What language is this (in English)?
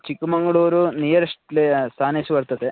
Sanskrit